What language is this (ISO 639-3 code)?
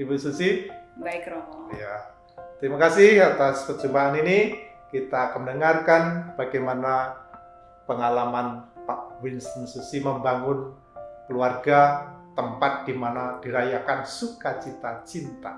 ind